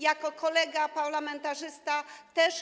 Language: Polish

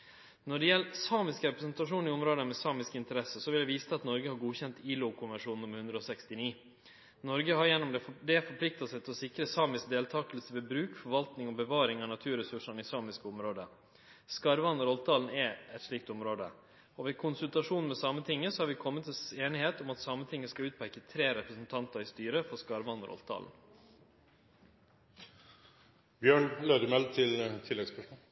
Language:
Norwegian Nynorsk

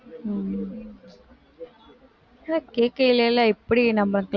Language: Tamil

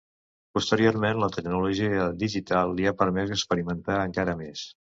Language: Catalan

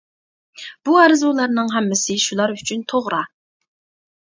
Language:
Uyghur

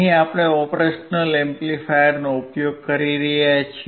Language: Gujarati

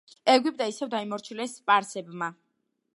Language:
Georgian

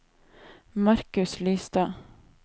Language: Norwegian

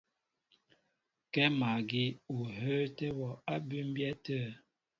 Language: Mbo (Cameroon)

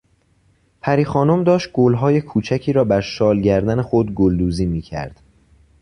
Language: Persian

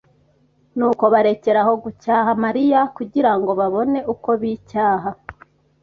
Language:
Kinyarwanda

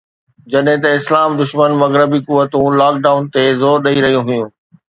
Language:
Sindhi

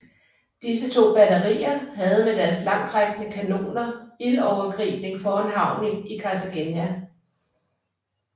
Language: Danish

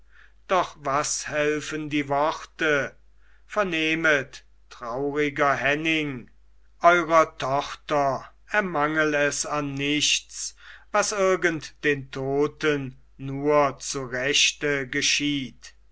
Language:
German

